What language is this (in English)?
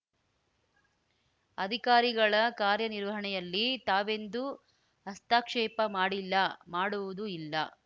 Kannada